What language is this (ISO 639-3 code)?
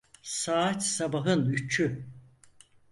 tur